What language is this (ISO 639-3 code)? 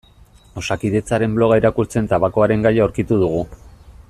eus